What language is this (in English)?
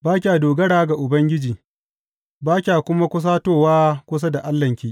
Hausa